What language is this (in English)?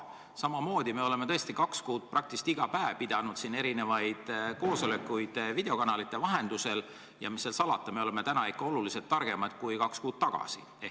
Estonian